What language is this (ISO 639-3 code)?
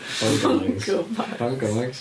cym